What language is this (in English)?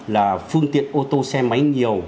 Vietnamese